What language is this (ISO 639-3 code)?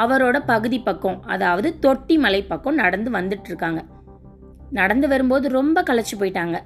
tam